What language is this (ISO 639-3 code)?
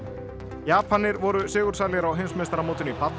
isl